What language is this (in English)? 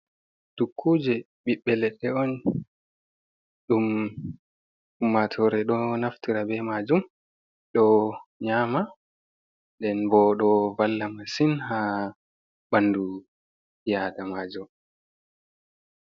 Fula